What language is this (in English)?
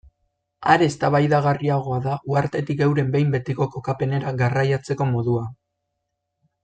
Basque